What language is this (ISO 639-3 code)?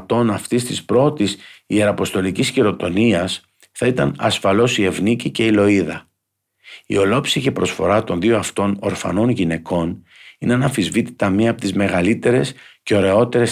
ell